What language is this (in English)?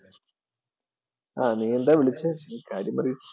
Malayalam